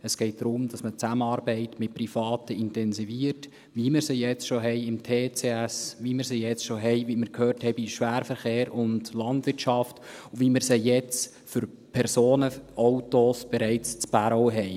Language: Swiss German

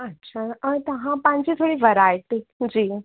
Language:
Sindhi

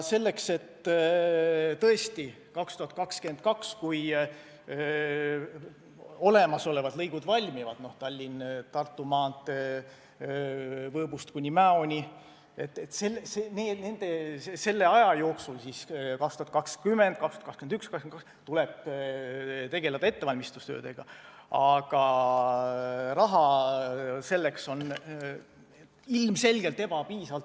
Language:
Estonian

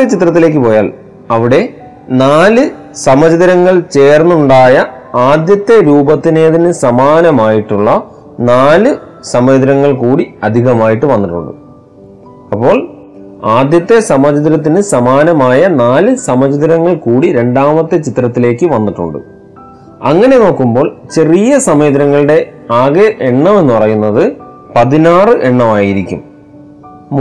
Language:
Malayalam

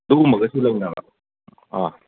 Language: Manipuri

